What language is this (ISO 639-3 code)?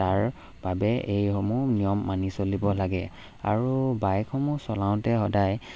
asm